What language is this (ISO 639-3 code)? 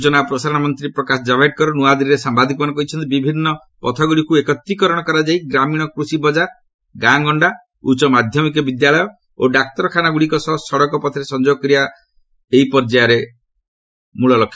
ori